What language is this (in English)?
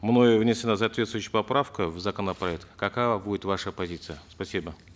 Kazakh